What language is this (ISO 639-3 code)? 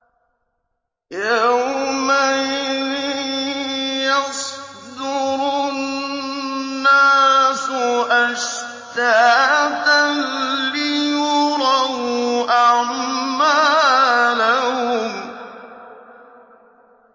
ara